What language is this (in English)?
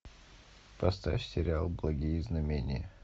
Russian